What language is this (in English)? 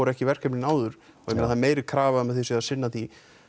Icelandic